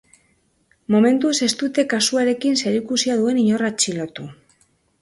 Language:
Basque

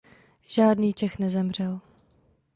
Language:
Czech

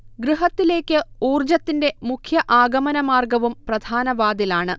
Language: Malayalam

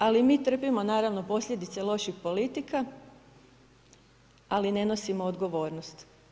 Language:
Croatian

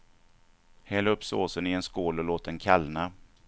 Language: Swedish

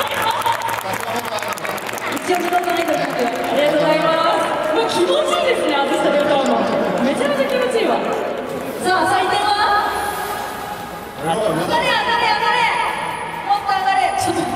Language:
Japanese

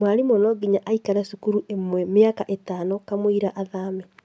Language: Kikuyu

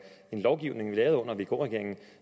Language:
Danish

